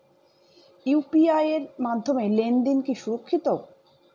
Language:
Bangla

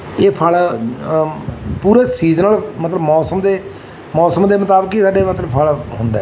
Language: Punjabi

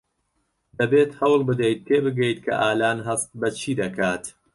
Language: Central Kurdish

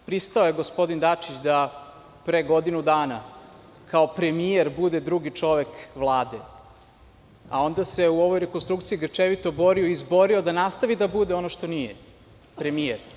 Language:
Serbian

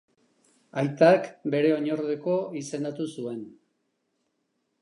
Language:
Basque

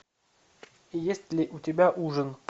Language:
Russian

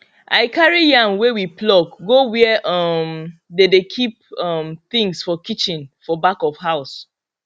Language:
Nigerian Pidgin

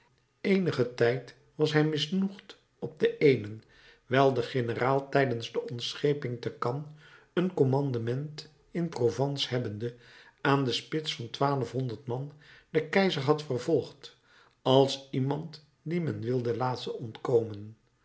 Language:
Dutch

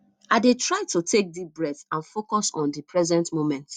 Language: Nigerian Pidgin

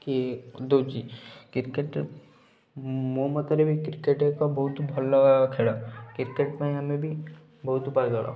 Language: Odia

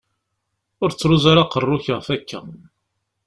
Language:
Kabyle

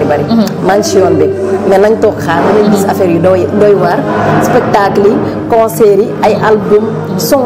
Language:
French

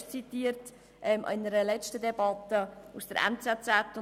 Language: Swiss German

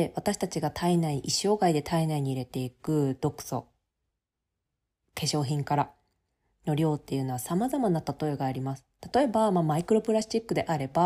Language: Japanese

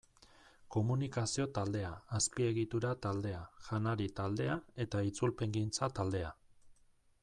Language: Basque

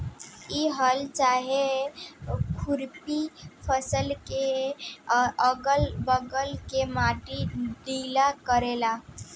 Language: Bhojpuri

